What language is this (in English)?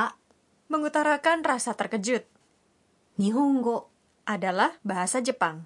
Indonesian